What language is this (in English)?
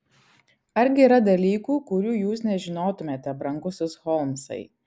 Lithuanian